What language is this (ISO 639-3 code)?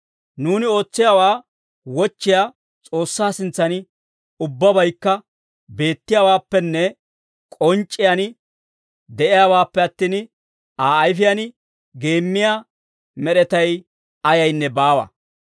dwr